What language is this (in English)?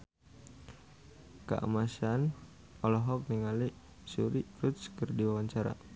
Sundanese